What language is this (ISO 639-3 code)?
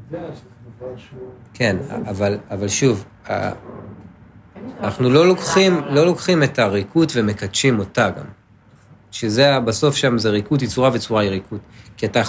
heb